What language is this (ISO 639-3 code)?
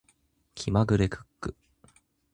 jpn